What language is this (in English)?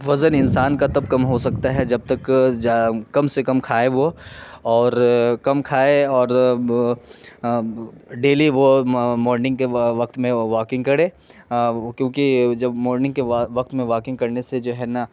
Urdu